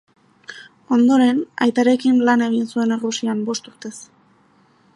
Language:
Basque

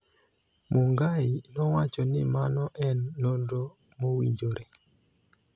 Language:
Luo (Kenya and Tanzania)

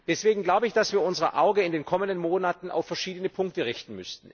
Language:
German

